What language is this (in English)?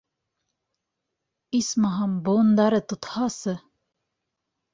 Bashkir